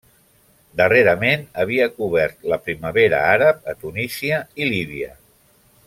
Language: Catalan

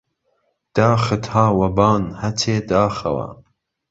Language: Central Kurdish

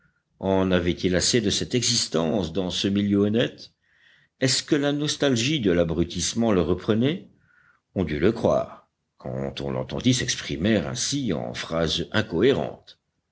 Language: French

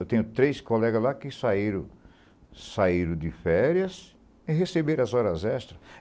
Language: Portuguese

